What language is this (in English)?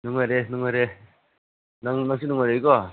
Manipuri